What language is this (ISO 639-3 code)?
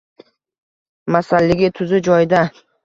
uzb